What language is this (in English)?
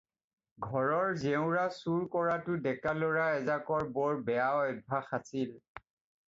Assamese